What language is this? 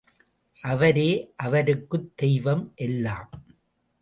Tamil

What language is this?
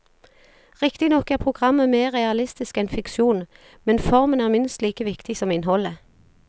Norwegian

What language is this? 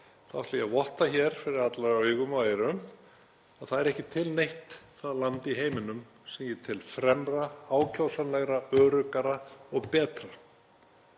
Icelandic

